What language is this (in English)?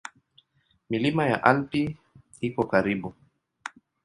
Swahili